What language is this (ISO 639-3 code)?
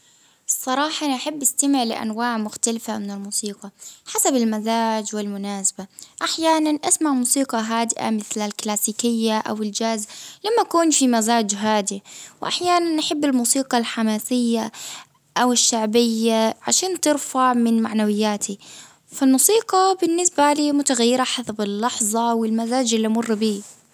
abv